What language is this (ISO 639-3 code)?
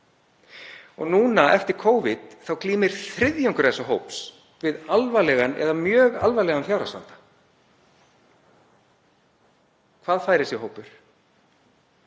isl